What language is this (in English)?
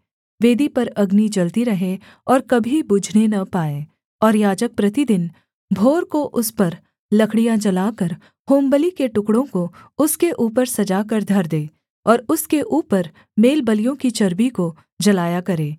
Hindi